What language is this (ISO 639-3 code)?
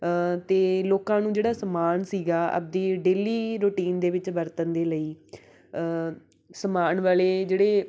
pan